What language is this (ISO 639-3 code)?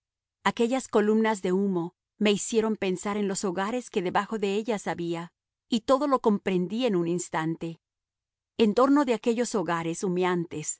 spa